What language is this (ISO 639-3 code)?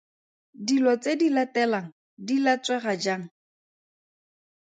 tsn